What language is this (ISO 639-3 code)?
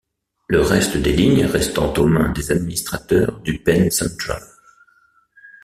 fra